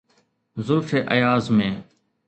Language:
Sindhi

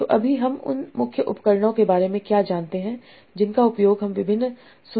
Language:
Hindi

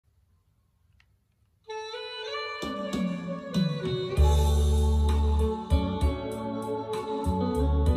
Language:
Vietnamese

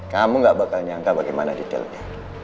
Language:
Indonesian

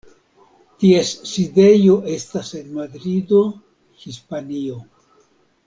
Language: Esperanto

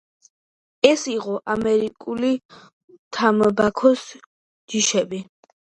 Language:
Georgian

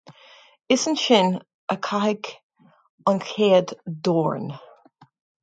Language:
Irish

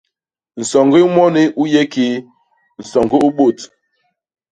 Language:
Basaa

